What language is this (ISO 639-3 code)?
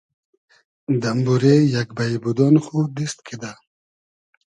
haz